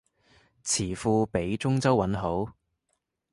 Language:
Cantonese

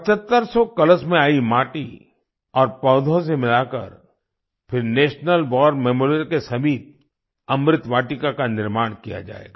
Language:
Hindi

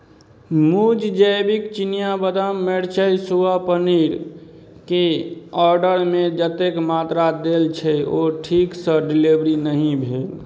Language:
Maithili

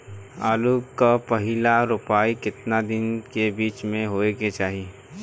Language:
Bhojpuri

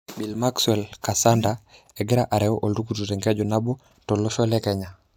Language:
Masai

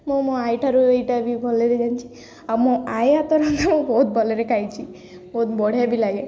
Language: Odia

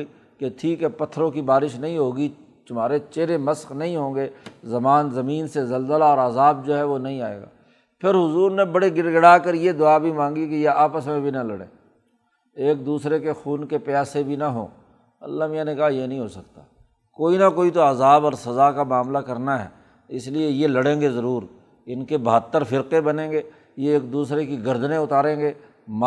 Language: Urdu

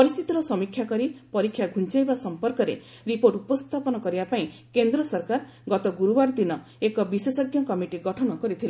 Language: Odia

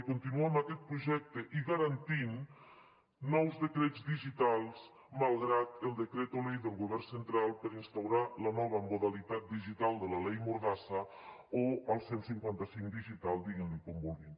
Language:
Catalan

